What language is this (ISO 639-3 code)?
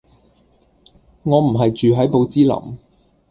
yue